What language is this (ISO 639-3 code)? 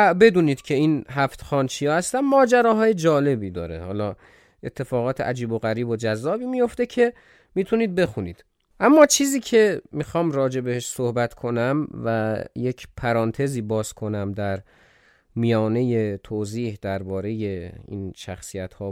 fas